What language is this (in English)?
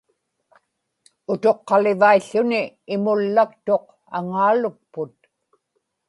Inupiaq